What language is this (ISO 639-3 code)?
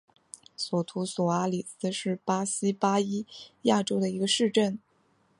zho